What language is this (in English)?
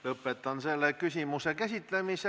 Estonian